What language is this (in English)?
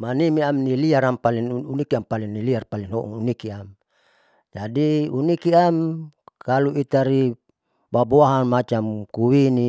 Saleman